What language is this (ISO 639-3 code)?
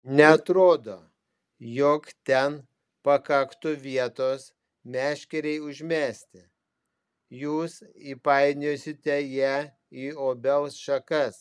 lit